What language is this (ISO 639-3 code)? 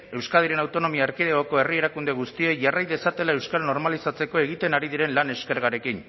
eus